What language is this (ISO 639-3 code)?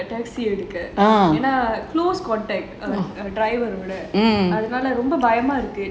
eng